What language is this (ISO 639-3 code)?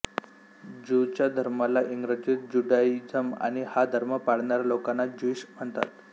mar